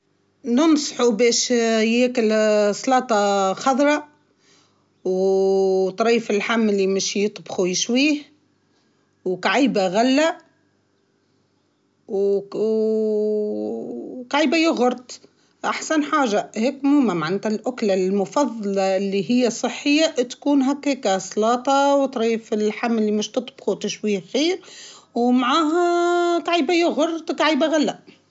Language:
Tunisian Arabic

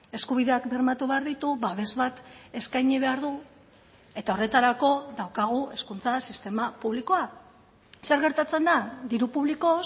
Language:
Basque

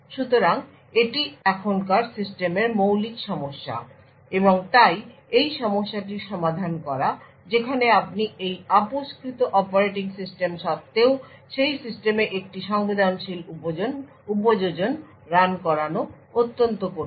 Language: Bangla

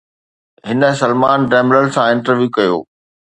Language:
Sindhi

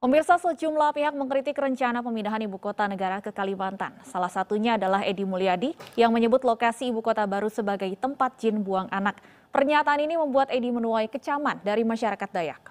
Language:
Indonesian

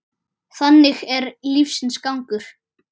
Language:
Icelandic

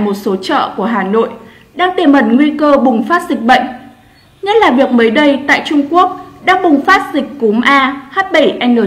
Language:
Vietnamese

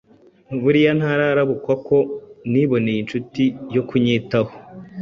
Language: Kinyarwanda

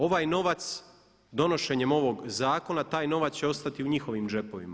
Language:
Croatian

